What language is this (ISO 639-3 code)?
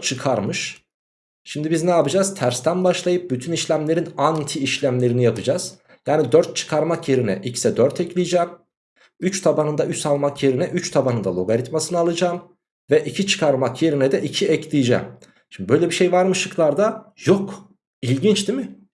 tur